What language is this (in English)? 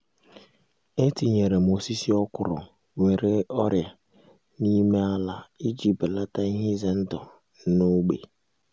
Igbo